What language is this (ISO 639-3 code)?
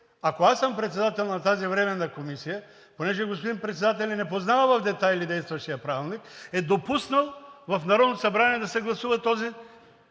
bul